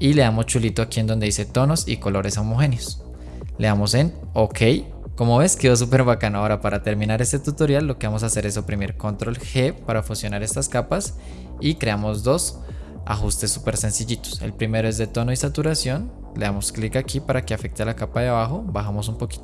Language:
Spanish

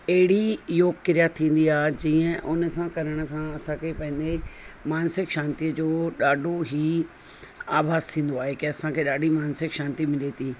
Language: Sindhi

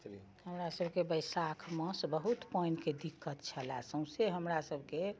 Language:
Maithili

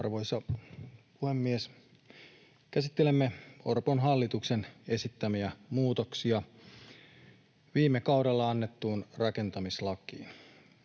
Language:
Finnish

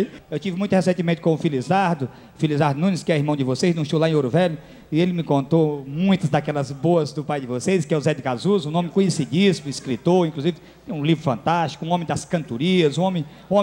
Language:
Portuguese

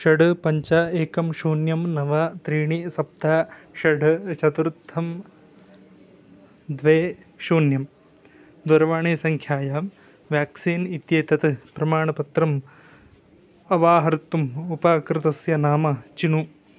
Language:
Sanskrit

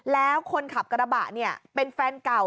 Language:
Thai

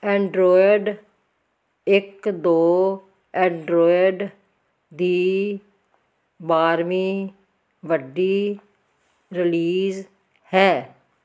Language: Punjabi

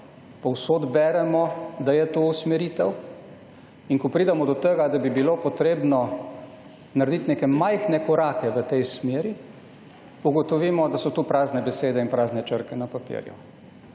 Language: Slovenian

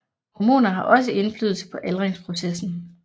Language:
Danish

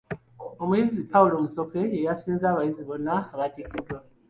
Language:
Ganda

